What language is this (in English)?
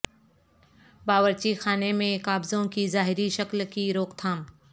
Urdu